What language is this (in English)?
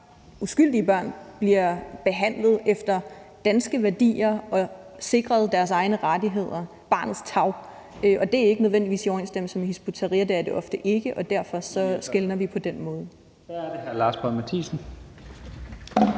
Danish